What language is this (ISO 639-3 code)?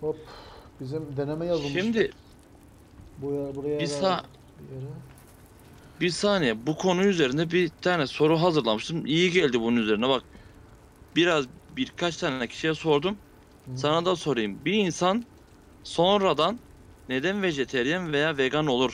tur